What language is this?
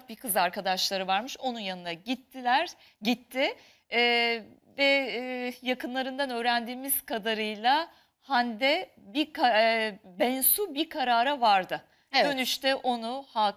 Turkish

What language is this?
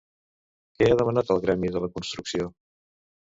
Catalan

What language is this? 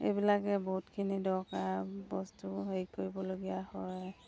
Assamese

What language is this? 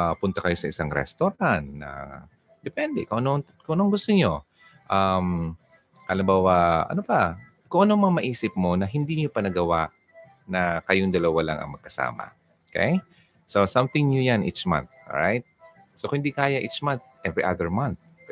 Filipino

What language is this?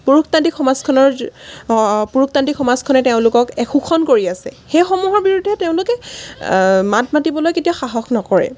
Assamese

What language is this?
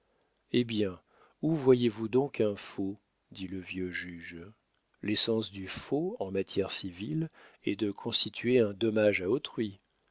French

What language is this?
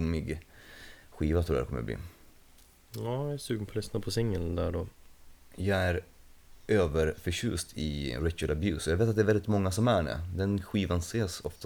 Swedish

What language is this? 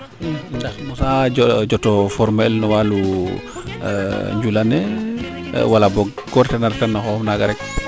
Serer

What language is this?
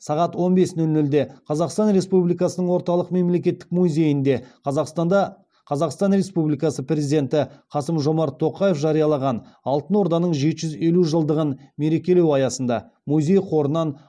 Kazakh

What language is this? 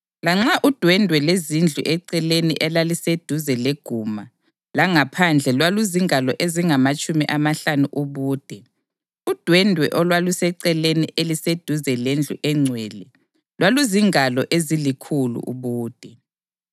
North Ndebele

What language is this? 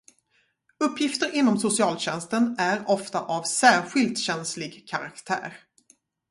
Swedish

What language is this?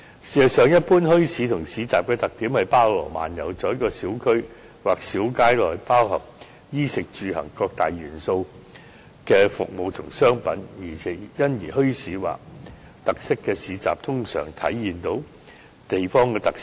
Cantonese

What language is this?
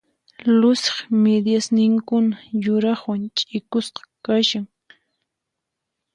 Puno Quechua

